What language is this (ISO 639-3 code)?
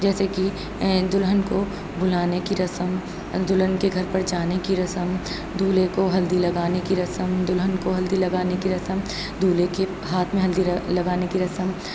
urd